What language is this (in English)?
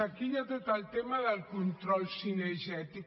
Catalan